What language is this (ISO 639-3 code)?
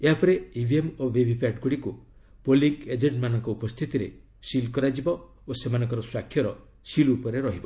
ori